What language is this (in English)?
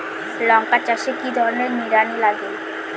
Bangla